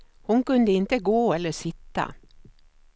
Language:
Swedish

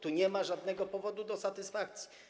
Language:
Polish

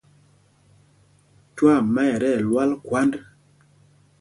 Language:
Mpumpong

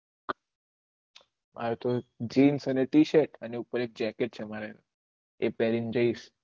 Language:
Gujarati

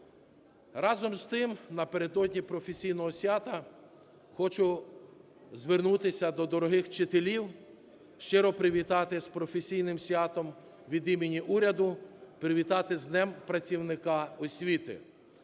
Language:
Ukrainian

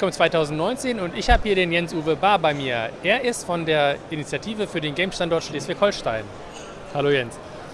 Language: German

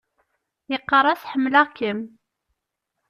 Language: Kabyle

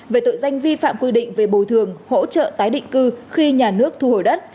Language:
Vietnamese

